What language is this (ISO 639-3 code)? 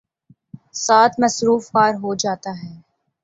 urd